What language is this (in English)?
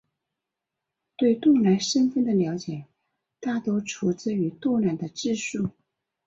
Chinese